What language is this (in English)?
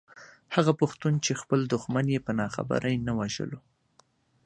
Pashto